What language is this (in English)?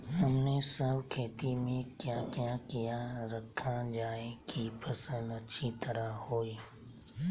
Magahi